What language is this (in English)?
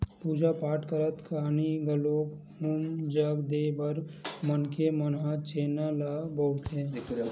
Chhattisgarhi